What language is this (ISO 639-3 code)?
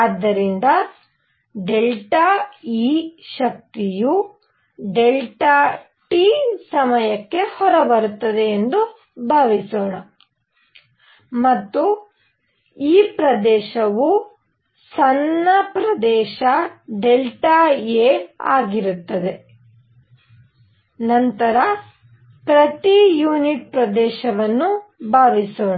kan